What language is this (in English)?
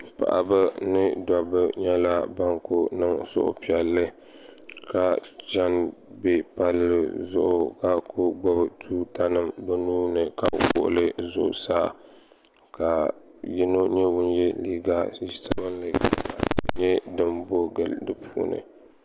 Dagbani